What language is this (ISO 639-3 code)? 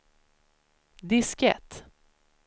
swe